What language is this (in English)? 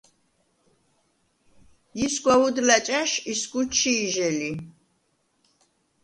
Svan